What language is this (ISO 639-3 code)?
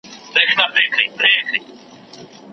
pus